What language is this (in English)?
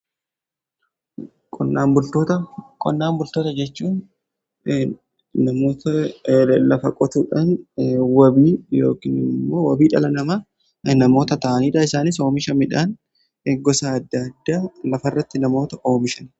Oromo